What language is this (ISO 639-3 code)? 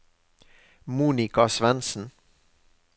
nor